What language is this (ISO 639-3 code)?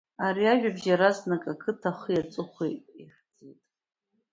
abk